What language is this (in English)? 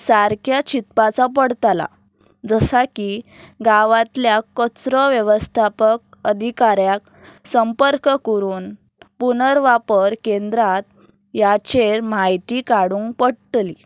Konkani